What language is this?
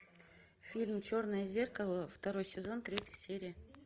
Russian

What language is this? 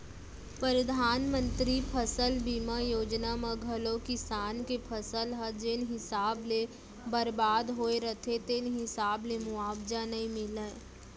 Chhattisgarhi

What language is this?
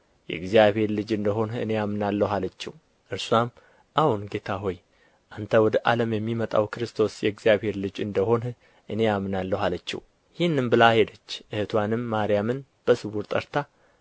Amharic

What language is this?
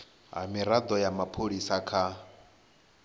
Venda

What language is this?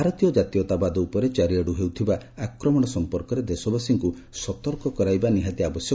Odia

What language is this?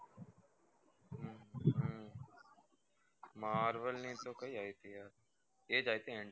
Gujarati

